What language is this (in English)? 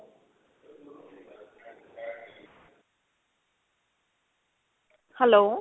Punjabi